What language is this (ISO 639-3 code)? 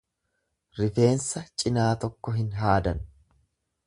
orm